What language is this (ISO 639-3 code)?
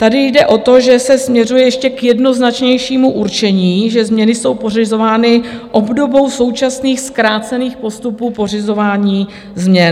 ces